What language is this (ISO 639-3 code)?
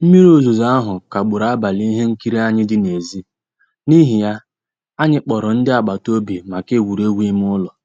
ibo